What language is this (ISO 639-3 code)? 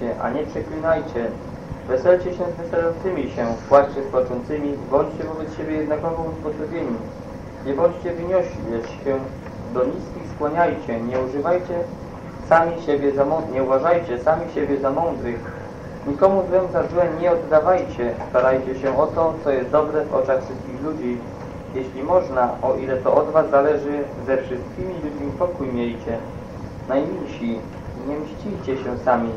pol